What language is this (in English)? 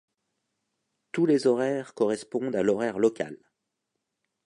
French